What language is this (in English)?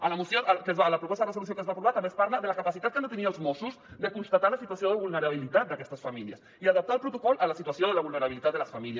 Catalan